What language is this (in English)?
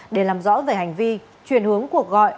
Vietnamese